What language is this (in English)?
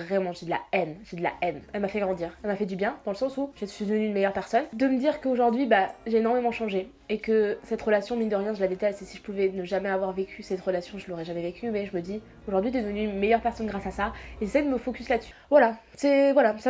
French